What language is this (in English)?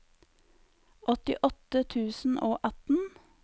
Norwegian